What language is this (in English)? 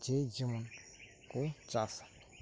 Santali